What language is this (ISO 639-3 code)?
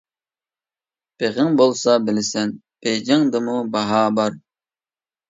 uig